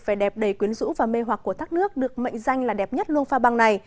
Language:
Vietnamese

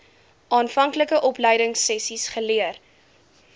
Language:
Afrikaans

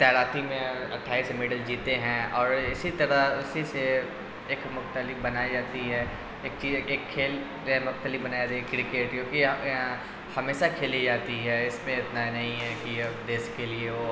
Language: Urdu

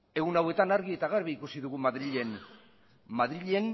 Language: Basque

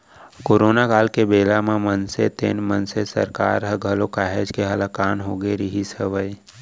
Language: Chhattisgarhi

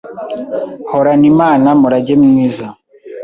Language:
Kinyarwanda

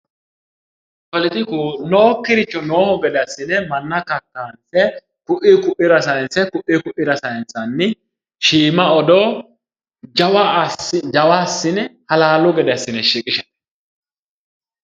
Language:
Sidamo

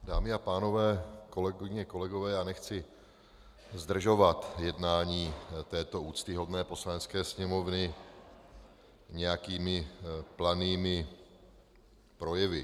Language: Czech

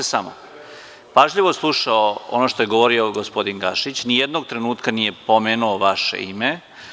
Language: Serbian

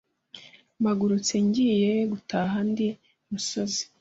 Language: Kinyarwanda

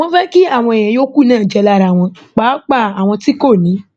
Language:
Yoruba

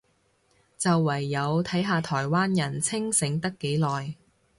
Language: Cantonese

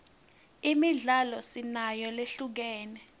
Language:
Swati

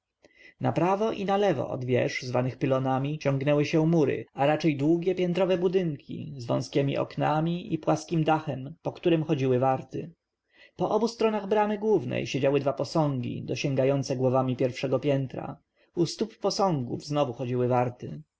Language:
Polish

